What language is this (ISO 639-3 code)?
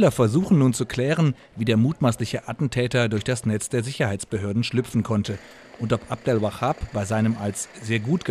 deu